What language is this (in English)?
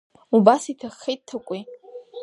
Abkhazian